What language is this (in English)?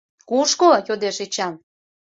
Mari